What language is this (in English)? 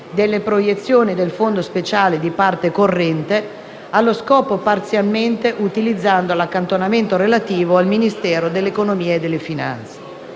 Italian